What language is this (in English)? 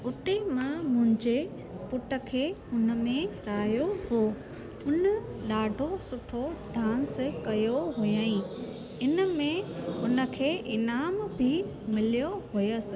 Sindhi